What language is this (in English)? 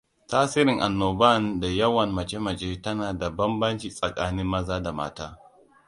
Hausa